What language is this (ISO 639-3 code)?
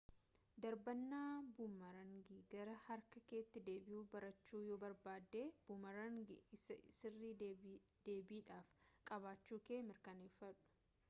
orm